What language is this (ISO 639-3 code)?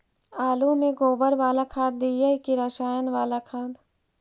mag